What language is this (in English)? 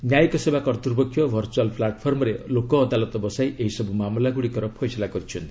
Odia